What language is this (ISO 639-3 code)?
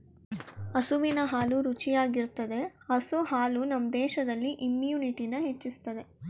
kan